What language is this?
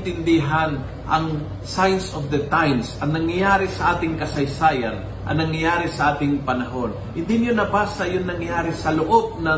Filipino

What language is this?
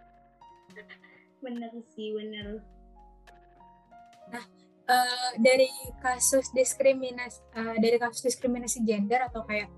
Indonesian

